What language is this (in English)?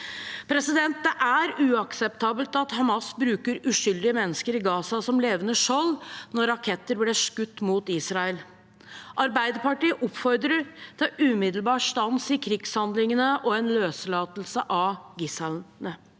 Norwegian